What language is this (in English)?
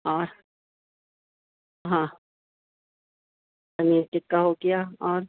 Urdu